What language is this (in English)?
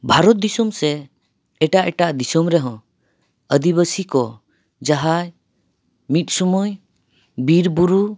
Santali